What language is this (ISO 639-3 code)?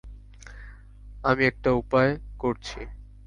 ben